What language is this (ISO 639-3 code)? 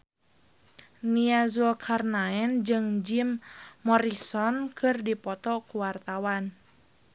sun